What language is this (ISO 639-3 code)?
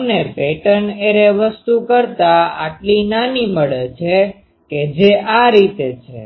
guj